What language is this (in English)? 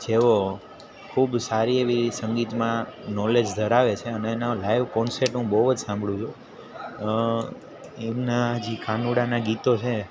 Gujarati